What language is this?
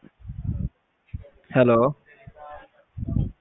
Punjabi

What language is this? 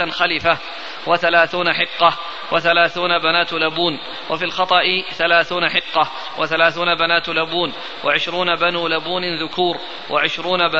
Arabic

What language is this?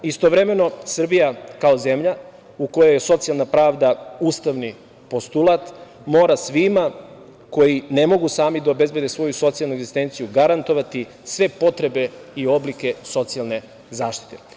Serbian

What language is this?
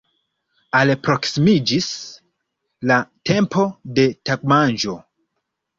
Esperanto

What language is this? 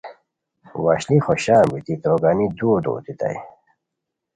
Khowar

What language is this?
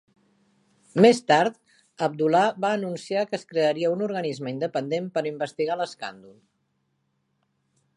Catalan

